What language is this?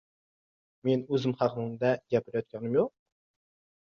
Uzbek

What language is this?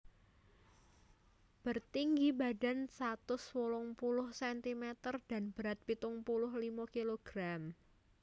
Javanese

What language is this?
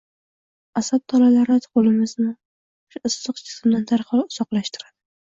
Uzbek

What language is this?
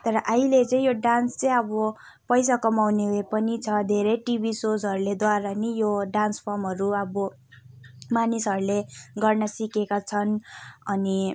Nepali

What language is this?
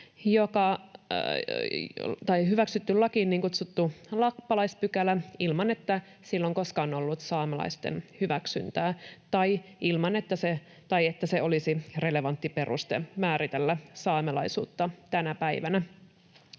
Finnish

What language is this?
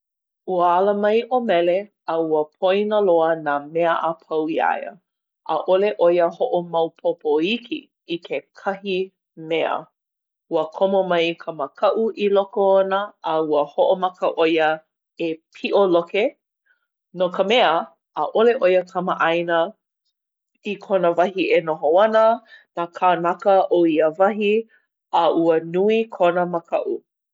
Hawaiian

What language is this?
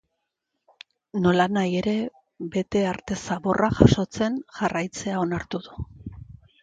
Basque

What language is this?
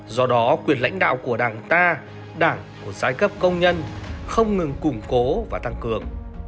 Vietnamese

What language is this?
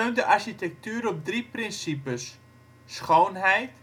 Dutch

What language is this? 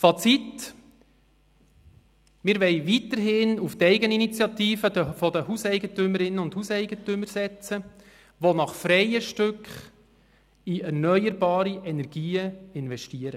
Swiss German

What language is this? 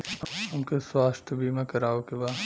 Bhojpuri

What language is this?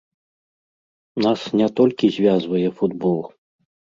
Belarusian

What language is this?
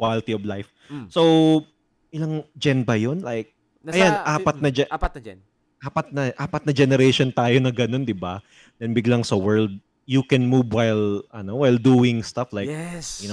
Filipino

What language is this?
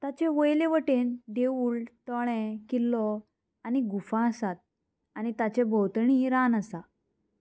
Konkani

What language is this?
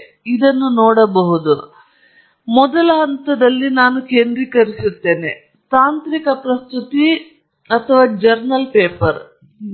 Kannada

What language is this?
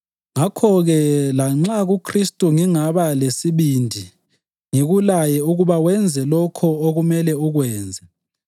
North Ndebele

